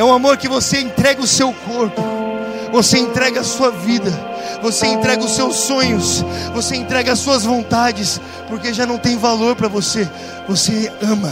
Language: Portuguese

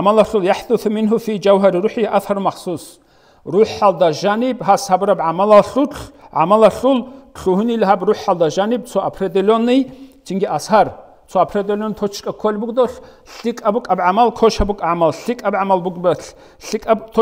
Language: Arabic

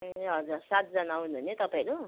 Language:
Nepali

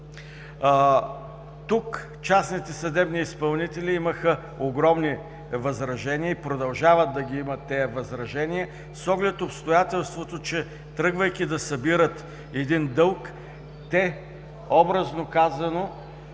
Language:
Bulgarian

